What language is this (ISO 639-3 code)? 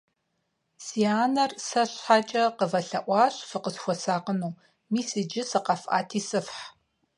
kbd